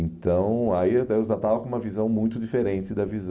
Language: Portuguese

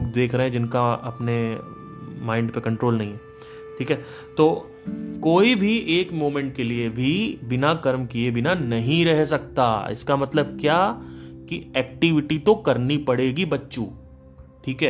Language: Hindi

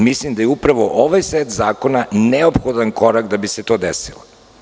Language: Serbian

